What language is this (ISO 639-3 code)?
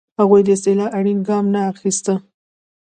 pus